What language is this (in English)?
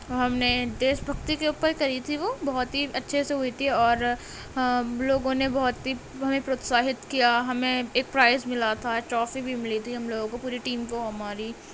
Urdu